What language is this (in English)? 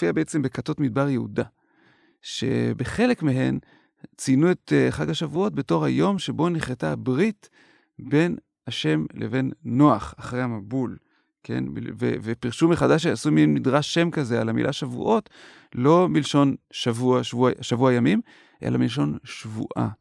Hebrew